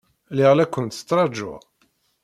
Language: Kabyle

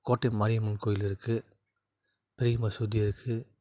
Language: Tamil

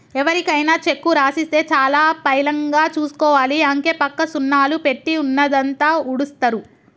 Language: Telugu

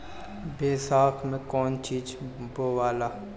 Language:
Bhojpuri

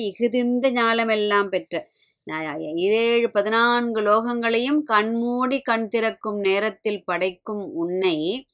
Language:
Tamil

